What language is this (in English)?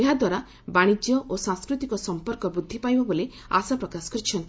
Odia